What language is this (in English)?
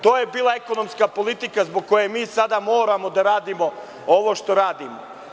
Serbian